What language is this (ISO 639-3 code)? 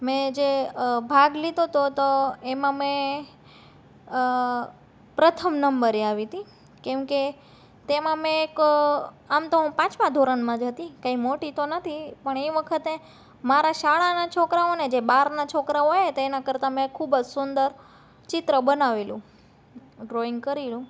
guj